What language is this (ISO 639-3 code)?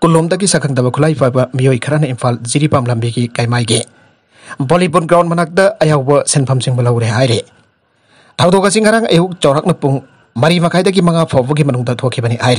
ind